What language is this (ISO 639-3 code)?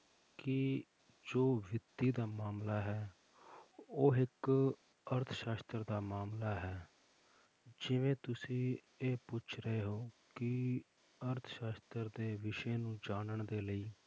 pan